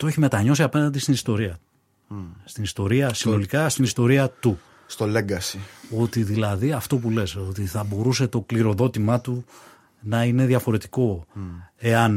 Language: Greek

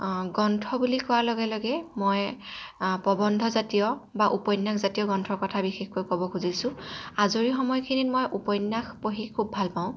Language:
Assamese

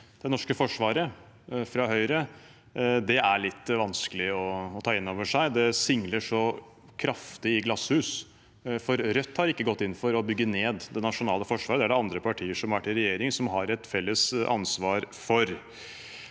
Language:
Norwegian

